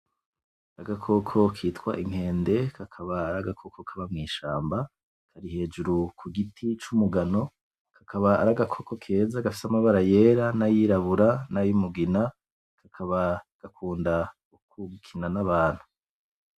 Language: Rundi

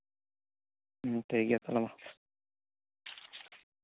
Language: Santali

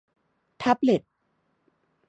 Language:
Thai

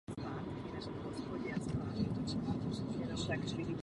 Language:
Czech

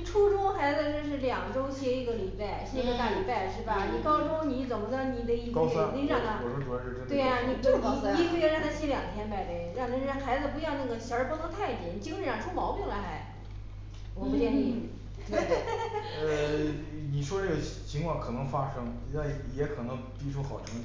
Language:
Chinese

